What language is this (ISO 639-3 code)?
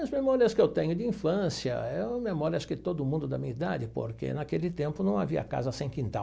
por